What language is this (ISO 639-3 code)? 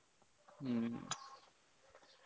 ori